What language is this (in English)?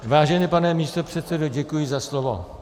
Czech